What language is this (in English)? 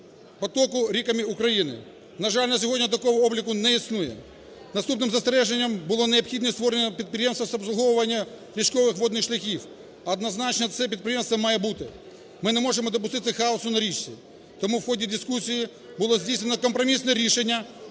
Ukrainian